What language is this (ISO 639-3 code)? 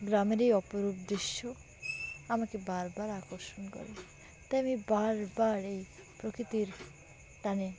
ben